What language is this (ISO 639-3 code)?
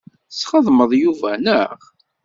kab